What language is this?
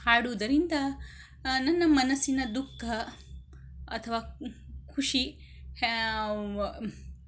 Kannada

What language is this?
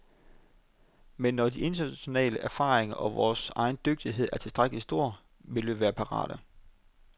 Danish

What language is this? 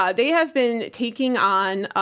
English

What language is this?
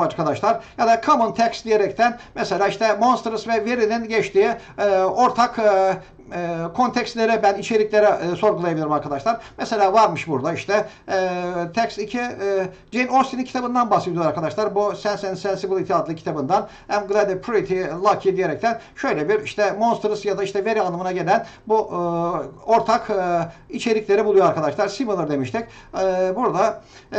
Turkish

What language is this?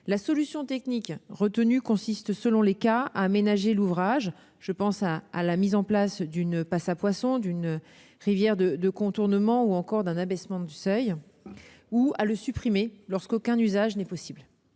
French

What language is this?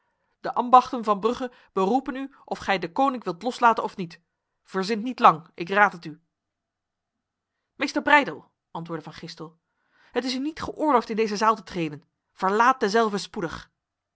Dutch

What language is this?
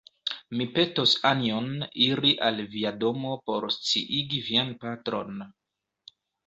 Esperanto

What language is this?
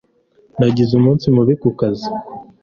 Kinyarwanda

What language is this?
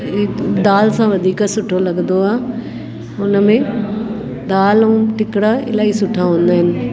Sindhi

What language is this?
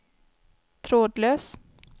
Swedish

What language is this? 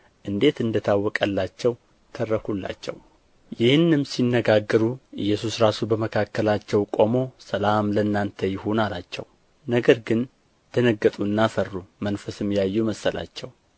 Amharic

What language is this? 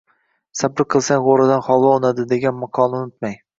Uzbek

